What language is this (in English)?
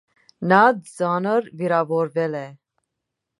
Armenian